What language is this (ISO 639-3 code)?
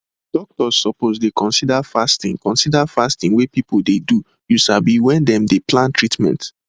pcm